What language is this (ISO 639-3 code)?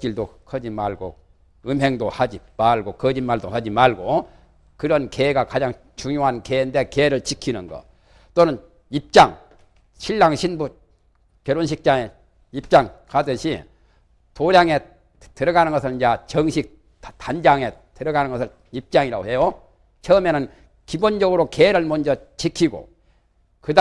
kor